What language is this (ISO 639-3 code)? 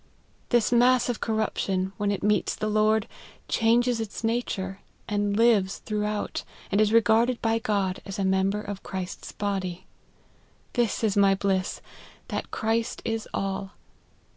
eng